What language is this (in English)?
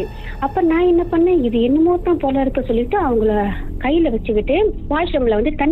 Tamil